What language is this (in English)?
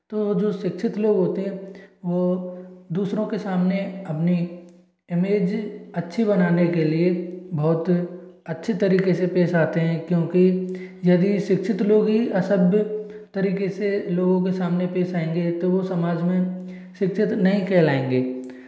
Hindi